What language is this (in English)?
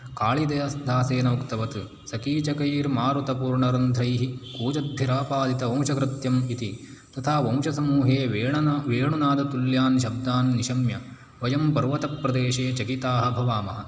Sanskrit